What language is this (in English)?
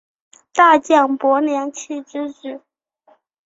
Chinese